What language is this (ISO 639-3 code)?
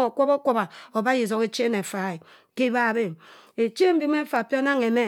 mfn